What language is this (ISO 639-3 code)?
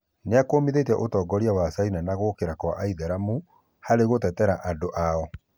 kik